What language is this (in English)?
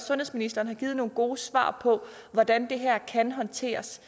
Danish